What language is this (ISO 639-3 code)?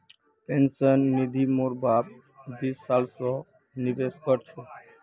mag